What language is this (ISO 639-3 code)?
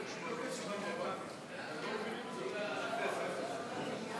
heb